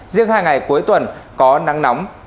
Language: Vietnamese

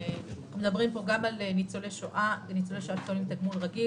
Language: Hebrew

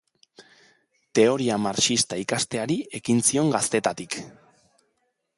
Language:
Basque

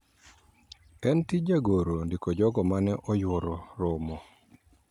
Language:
Luo (Kenya and Tanzania)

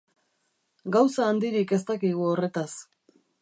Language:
Basque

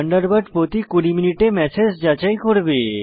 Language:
Bangla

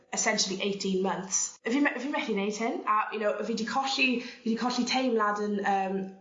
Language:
Welsh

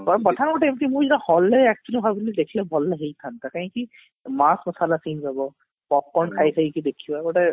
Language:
Odia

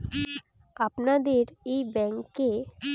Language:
Bangla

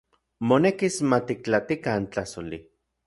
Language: Central Puebla Nahuatl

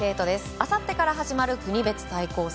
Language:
Japanese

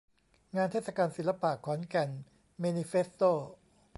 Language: Thai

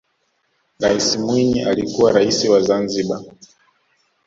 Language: Swahili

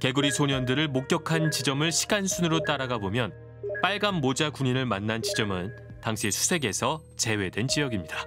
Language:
Korean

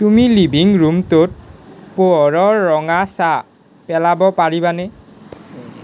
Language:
Assamese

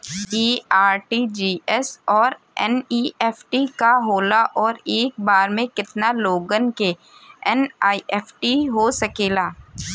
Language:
Bhojpuri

